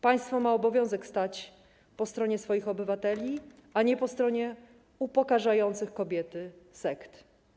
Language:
Polish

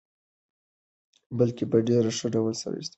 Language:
Pashto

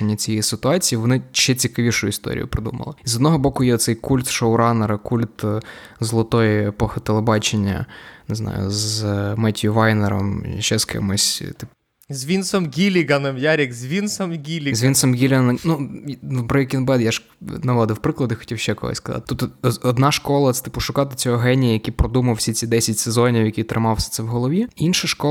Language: Ukrainian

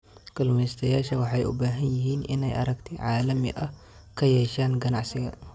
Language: Somali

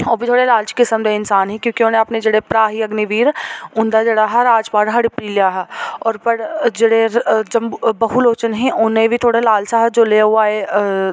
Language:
Dogri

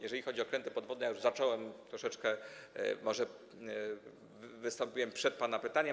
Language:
Polish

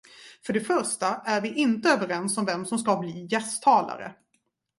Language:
Swedish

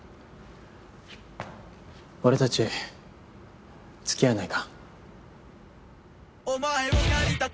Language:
Japanese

